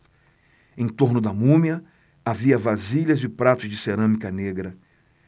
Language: Portuguese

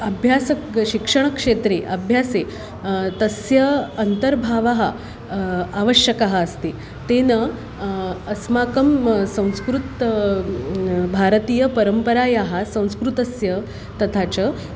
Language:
Sanskrit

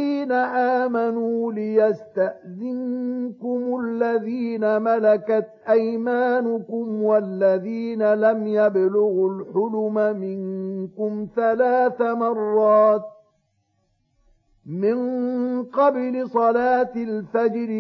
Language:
Arabic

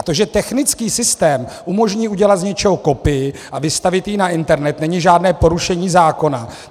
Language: Czech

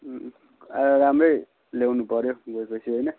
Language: Nepali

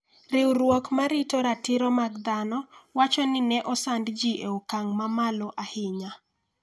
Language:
Luo (Kenya and Tanzania)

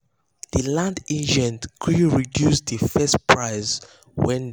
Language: Nigerian Pidgin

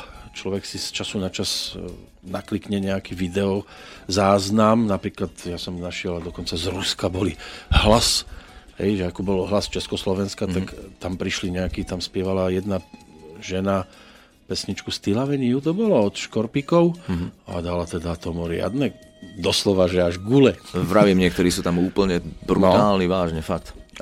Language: Slovak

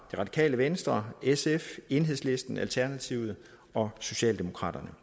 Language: Danish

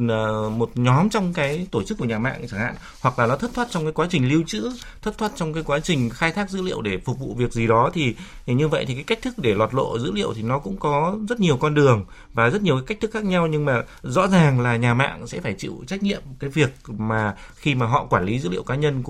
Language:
Vietnamese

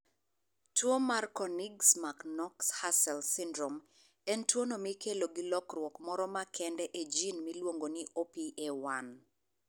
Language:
Luo (Kenya and Tanzania)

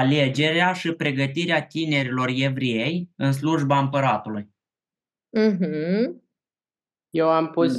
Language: Romanian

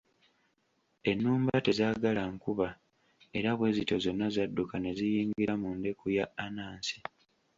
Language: Ganda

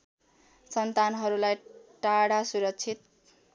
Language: Nepali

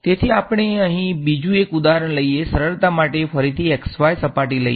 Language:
Gujarati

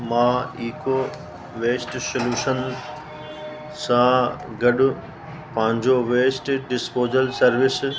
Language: Sindhi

